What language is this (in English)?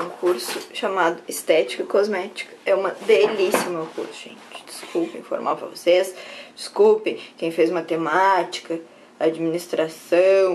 Portuguese